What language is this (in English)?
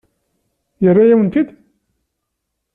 Kabyle